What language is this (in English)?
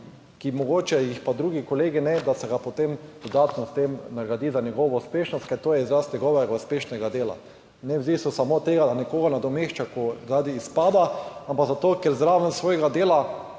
Slovenian